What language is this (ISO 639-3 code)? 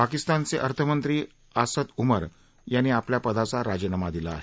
mar